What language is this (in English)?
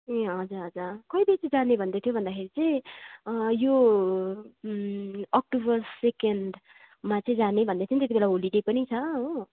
Nepali